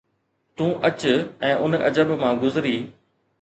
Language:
Sindhi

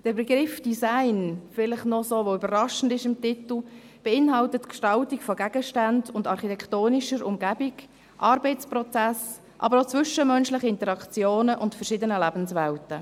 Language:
Swiss German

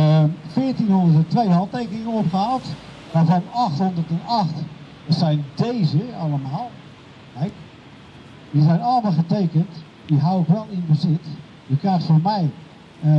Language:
Dutch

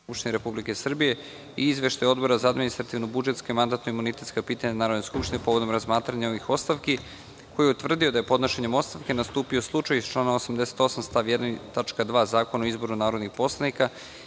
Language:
Serbian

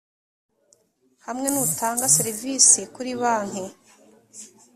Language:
Kinyarwanda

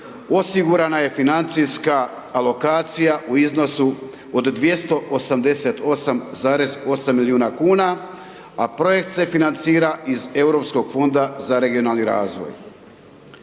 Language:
Croatian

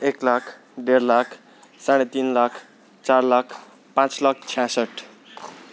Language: Nepali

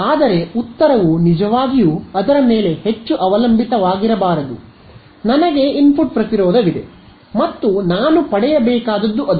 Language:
Kannada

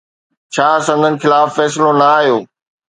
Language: Sindhi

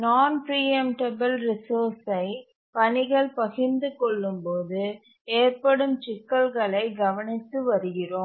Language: Tamil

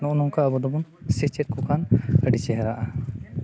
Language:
Santali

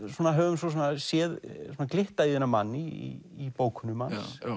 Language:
Icelandic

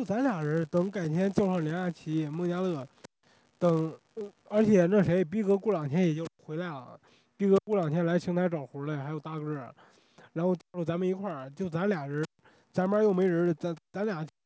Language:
Chinese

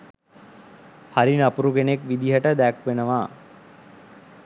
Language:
Sinhala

